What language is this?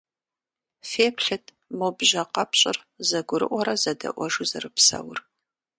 Kabardian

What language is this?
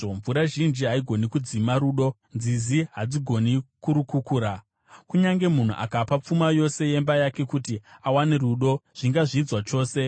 Shona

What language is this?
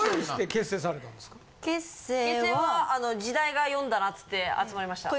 Japanese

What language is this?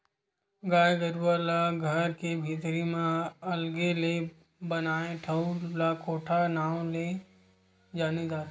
Chhattisgarhi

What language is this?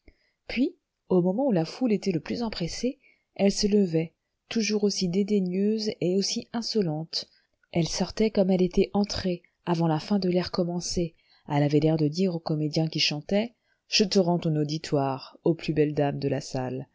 French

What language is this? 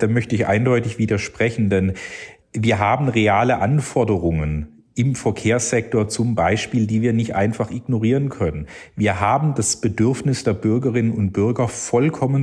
German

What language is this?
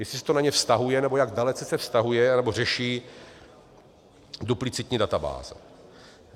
Czech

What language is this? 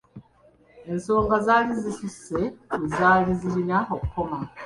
Ganda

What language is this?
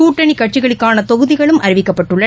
Tamil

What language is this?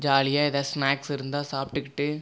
Tamil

